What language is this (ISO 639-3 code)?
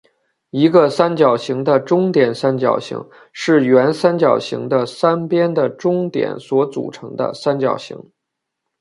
zho